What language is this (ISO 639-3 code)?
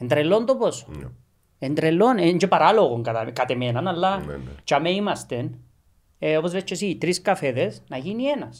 ell